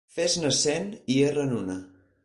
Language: Catalan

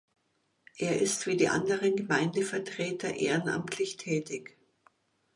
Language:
German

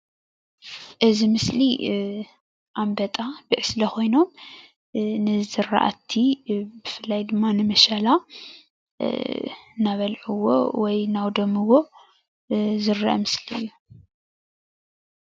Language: Tigrinya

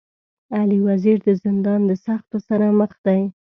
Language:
Pashto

